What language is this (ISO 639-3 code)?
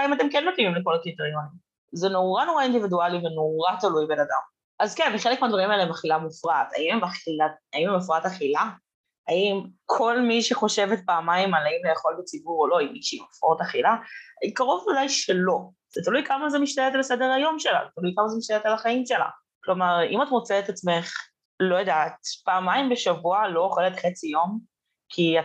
heb